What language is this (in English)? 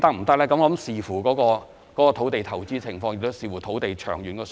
Cantonese